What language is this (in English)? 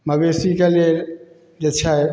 Maithili